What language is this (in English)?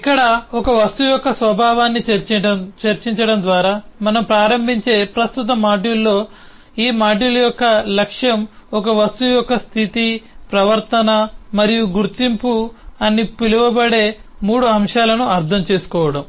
Telugu